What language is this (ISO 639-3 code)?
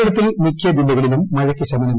mal